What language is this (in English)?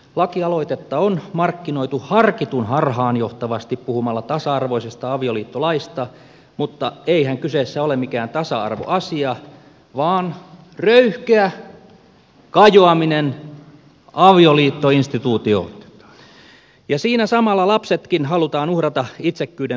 Finnish